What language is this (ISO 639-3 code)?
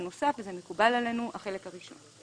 heb